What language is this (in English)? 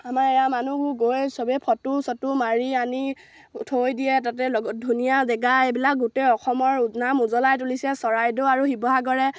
Assamese